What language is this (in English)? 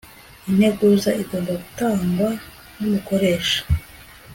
Kinyarwanda